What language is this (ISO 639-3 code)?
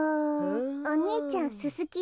jpn